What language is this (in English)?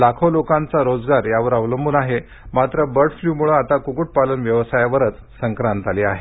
Marathi